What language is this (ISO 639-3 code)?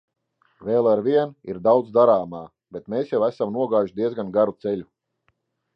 lav